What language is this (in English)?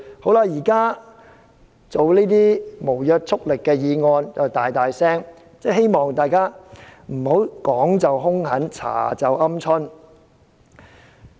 Cantonese